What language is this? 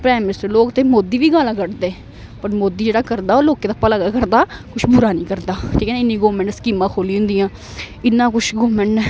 Dogri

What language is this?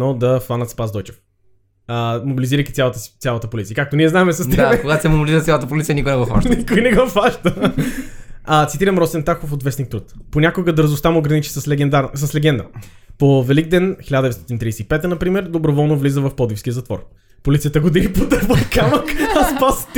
Bulgarian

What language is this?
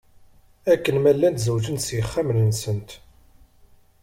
Kabyle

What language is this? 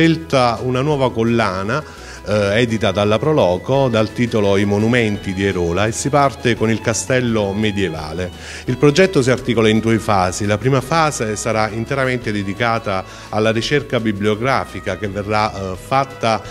Italian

